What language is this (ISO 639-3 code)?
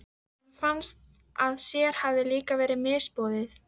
isl